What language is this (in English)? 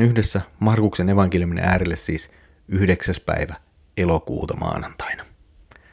Finnish